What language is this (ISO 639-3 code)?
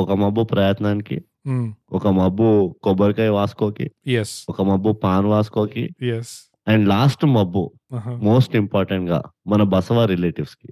tel